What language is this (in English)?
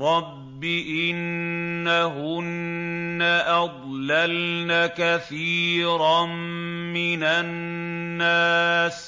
Arabic